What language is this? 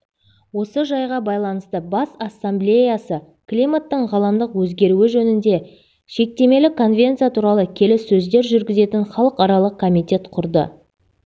Kazakh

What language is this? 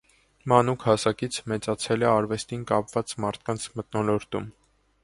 Armenian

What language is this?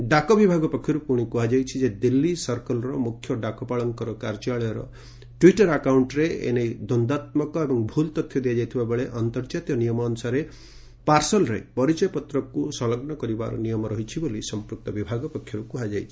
Odia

